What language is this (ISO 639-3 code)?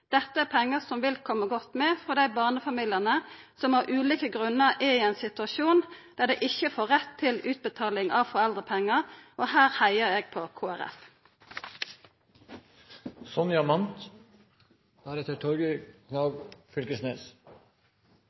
nno